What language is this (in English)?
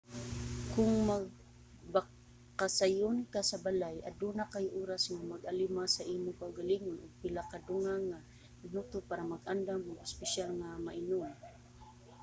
Cebuano